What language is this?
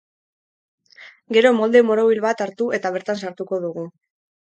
Basque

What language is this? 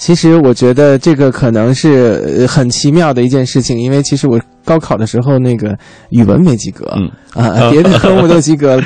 Chinese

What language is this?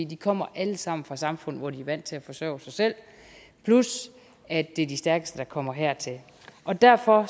Danish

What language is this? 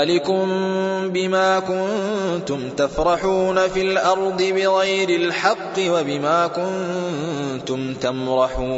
Arabic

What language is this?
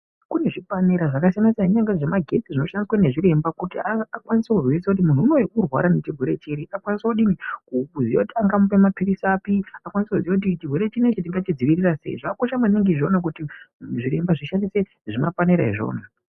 Ndau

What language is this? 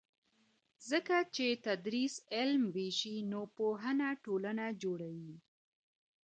Pashto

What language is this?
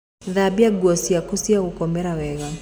Kikuyu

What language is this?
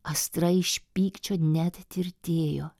Lithuanian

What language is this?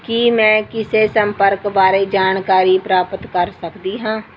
Punjabi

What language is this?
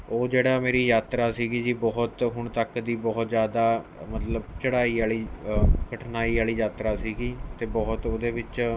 Punjabi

